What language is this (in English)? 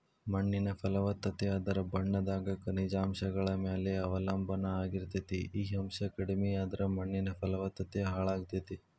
Kannada